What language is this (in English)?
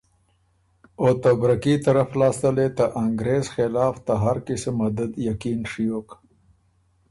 Ormuri